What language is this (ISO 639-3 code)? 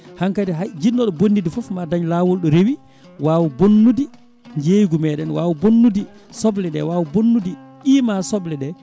ful